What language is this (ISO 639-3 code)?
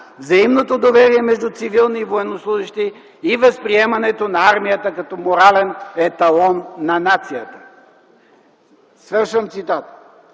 bul